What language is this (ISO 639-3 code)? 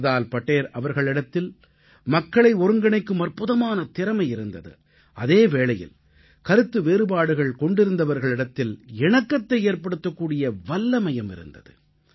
tam